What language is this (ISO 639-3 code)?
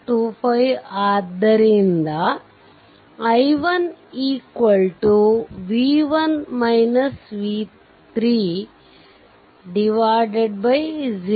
kan